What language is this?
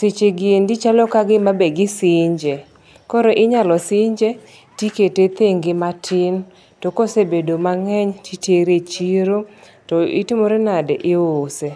Luo (Kenya and Tanzania)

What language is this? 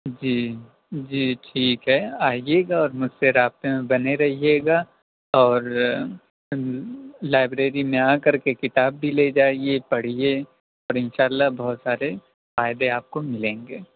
Urdu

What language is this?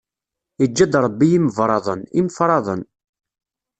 Kabyle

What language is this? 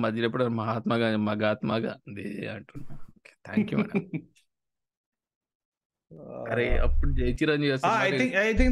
Telugu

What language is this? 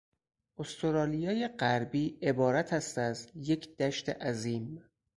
Persian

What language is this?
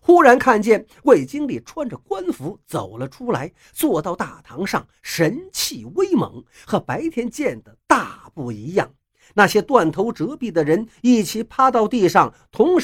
Chinese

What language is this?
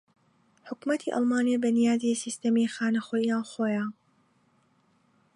Central Kurdish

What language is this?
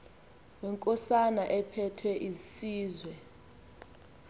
Xhosa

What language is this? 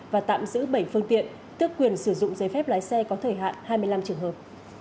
Vietnamese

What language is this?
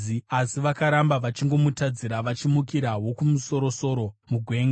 Shona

